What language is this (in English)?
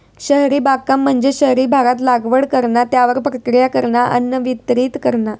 Marathi